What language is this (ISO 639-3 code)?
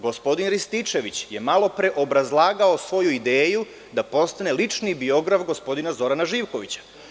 srp